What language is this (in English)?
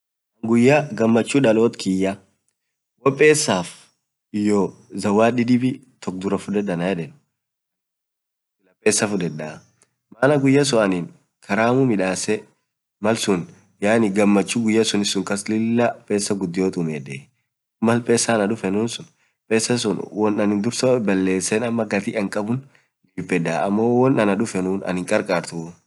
Orma